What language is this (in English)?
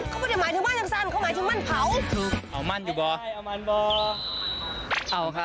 Thai